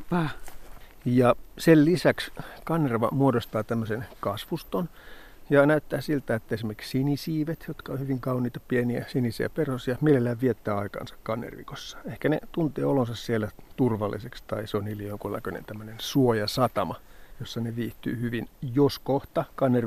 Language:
Finnish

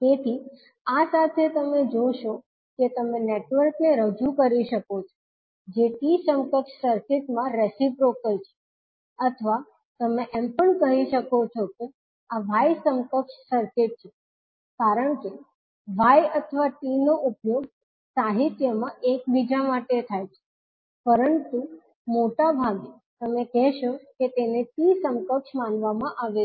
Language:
Gujarati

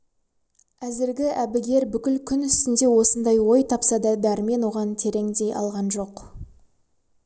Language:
Kazakh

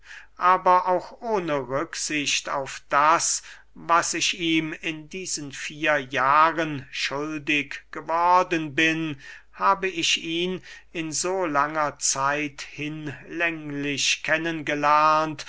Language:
German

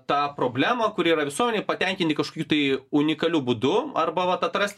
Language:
Lithuanian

